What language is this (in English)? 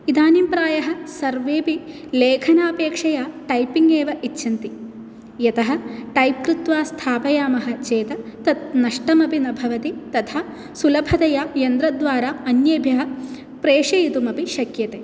Sanskrit